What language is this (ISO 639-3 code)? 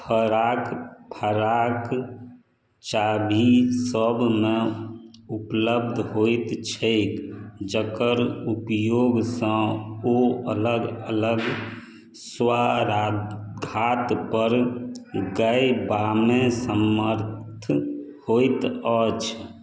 mai